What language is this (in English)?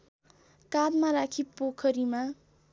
Nepali